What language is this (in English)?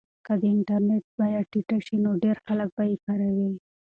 Pashto